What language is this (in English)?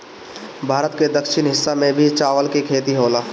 Bhojpuri